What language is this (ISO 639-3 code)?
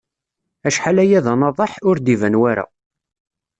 kab